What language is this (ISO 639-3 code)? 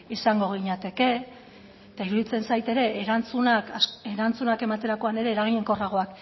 eus